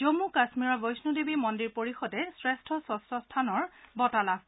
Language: Assamese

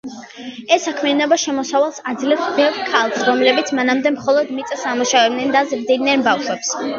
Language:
Georgian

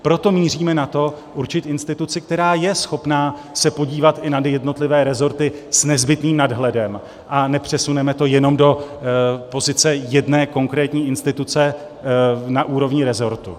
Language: Czech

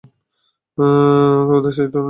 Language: Bangla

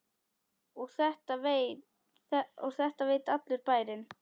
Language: Icelandic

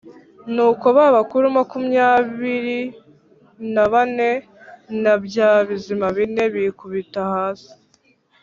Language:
Kinyarwanda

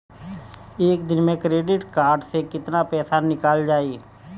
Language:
Bhojpuri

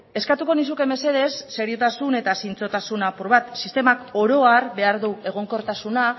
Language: Basque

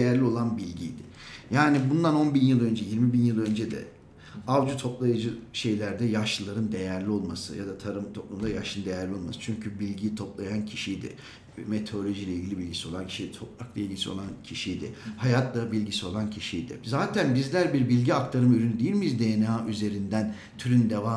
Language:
Turkish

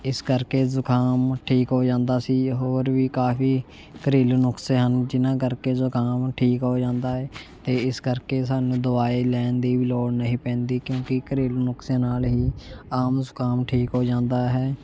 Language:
Punjabi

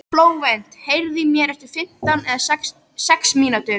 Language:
Icelandic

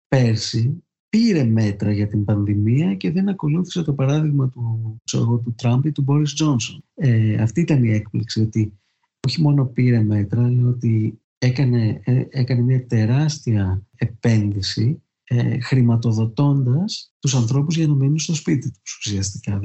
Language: Greek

